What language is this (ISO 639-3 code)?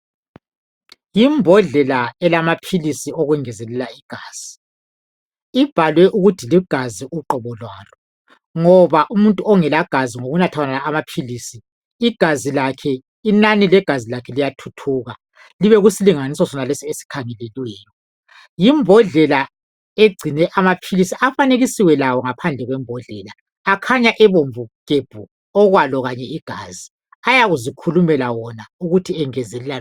nde